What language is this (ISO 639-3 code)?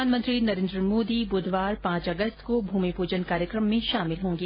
hin